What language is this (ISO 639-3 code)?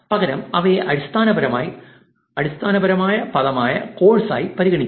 mal